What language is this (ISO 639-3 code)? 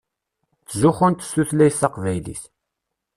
kab